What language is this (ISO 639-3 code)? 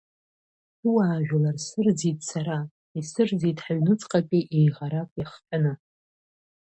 abk